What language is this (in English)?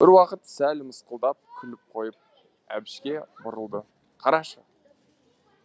Kazakh